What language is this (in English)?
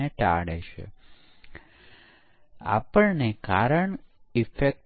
Gujarati